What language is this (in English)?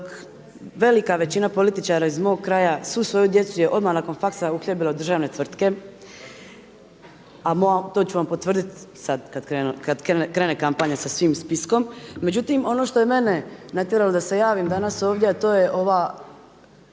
Croatian